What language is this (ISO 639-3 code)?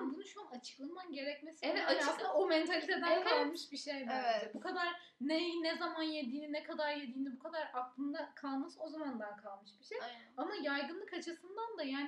tur